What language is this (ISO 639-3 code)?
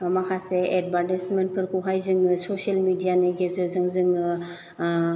brx